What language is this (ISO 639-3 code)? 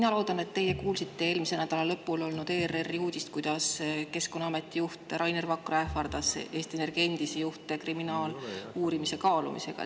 est